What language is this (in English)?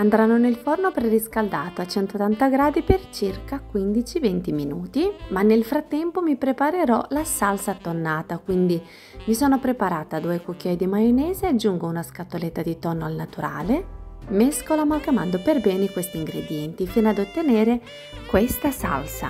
Italian